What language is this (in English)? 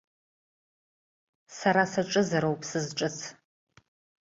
Abkhazian